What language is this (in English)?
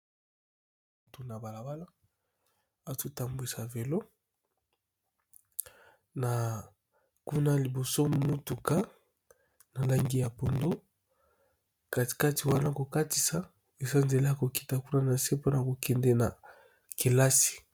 Lingala